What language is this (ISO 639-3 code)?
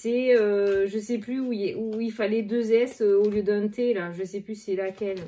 fra